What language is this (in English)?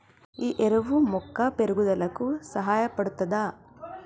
Telugu